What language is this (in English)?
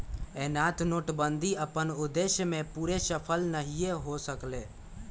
Magahi